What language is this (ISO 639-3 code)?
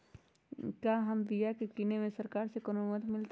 mag